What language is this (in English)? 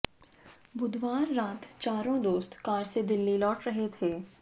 Hindi